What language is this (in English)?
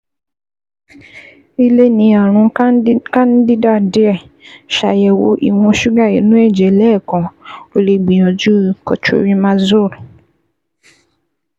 Yoruba